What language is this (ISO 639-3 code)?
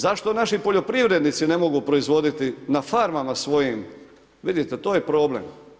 hrv